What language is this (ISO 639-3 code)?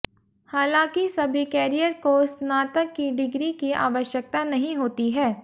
hin